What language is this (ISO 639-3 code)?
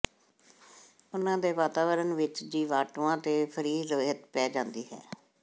pan